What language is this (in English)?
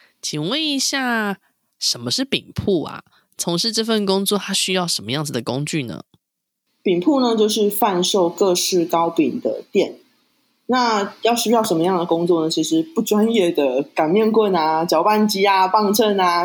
Chinese